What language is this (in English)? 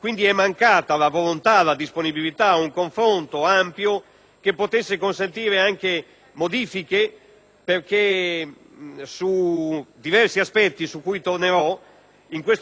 Italian